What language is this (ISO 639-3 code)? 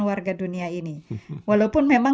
ind